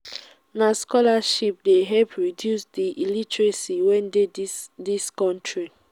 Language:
Nigerian Pidgin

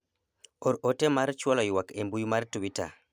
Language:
Luo (Kenya and Tanzania)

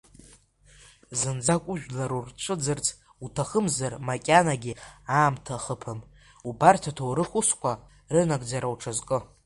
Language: Abkhazian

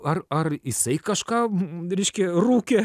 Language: Lithuanian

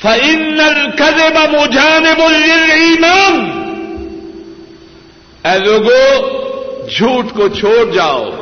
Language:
Urdu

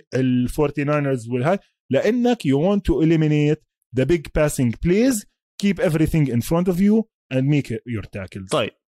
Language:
Arabic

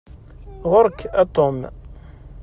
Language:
Kabyle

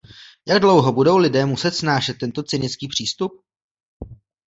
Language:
Czech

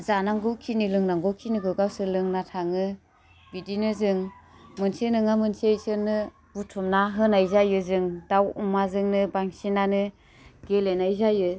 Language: Bodo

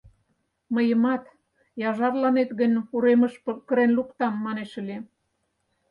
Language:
Mari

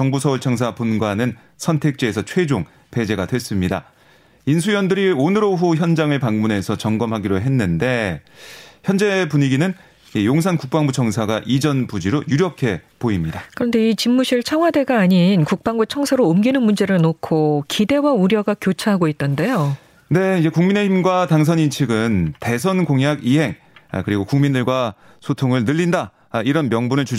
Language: Korean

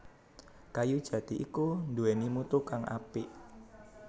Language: Javanese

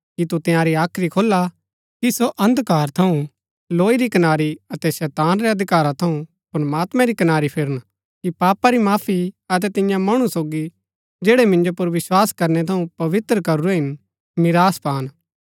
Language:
Gaddi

